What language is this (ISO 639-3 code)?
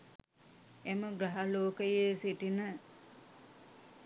sin